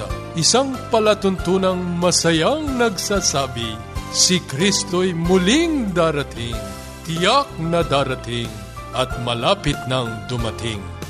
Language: Filipino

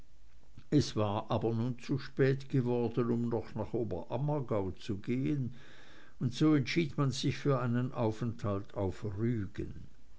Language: German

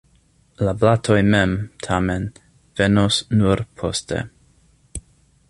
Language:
Esperanto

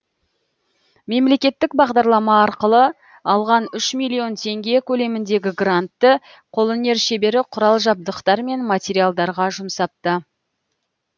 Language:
Kazakh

